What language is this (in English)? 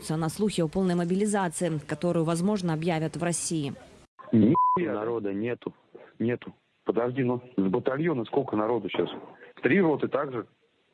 Russian